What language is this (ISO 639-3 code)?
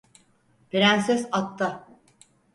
tur